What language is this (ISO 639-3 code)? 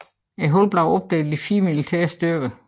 dan